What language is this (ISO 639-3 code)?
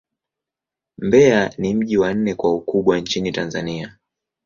swa